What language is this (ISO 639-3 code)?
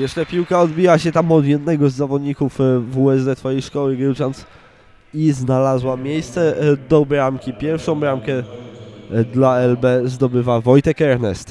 pol